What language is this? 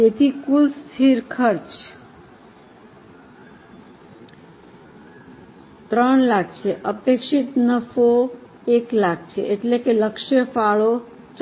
Gujarati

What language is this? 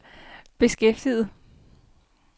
Danish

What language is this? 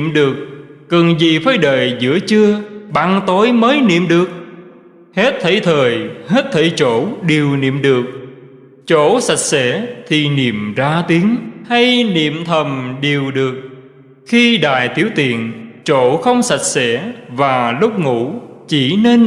Vietnamese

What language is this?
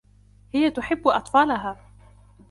Arabic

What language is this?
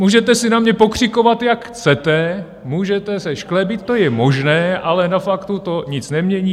Czech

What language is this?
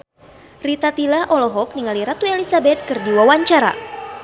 Sundanese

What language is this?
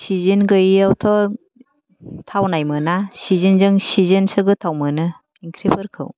Bodo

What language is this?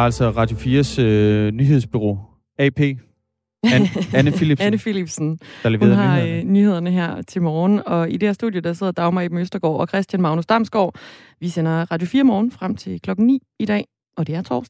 Danish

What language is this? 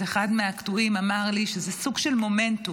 Hebrew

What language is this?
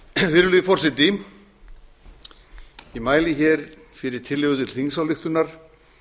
Icelandic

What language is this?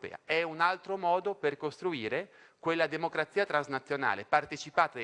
Italian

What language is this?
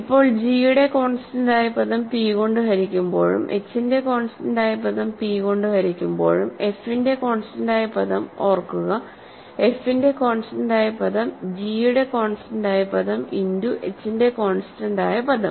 Malayalam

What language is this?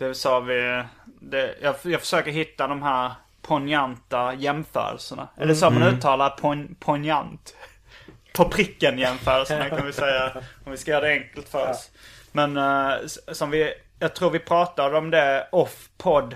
Swedish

